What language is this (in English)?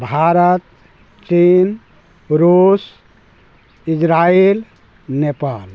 Maithili